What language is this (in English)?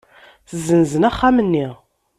Kabyle